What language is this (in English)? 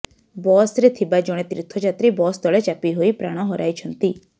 Odia